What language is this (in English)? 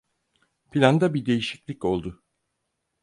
Turkish